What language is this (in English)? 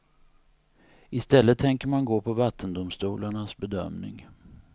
Swedish